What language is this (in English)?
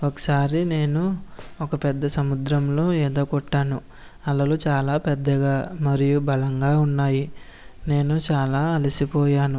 Telugu